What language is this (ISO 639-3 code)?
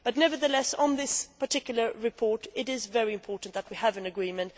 eng